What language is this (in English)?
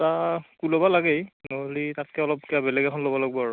Assamese